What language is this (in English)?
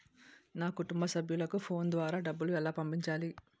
Telugu